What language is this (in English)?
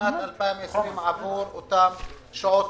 Hebrew